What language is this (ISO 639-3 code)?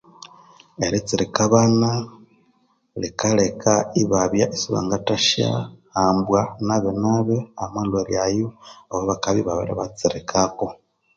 koo